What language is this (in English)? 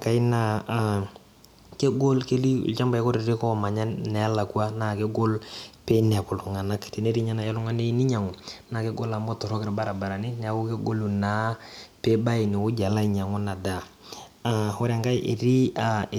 Masai